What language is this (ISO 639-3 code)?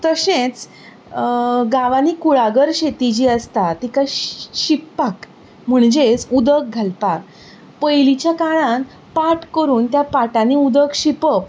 kok